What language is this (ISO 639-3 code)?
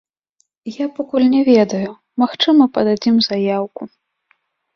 bel